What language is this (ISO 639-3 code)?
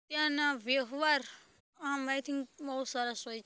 guj